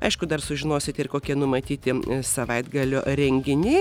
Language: Lithuanian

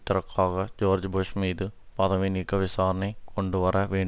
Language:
Tamil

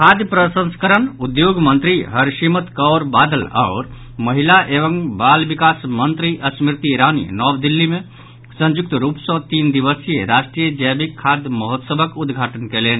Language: Maithili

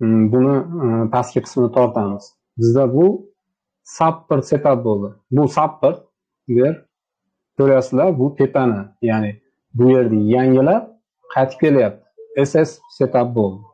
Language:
Turkish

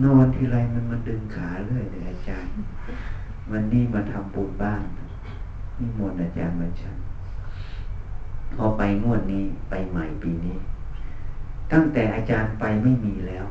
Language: Thai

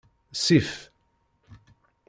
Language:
Kabyle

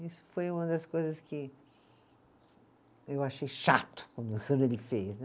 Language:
Portuguese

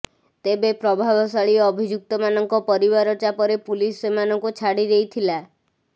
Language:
Odia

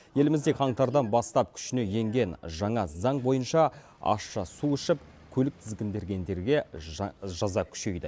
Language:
Kazakh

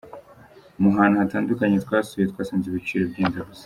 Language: Kinyarwanda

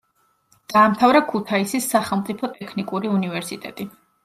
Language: Georgian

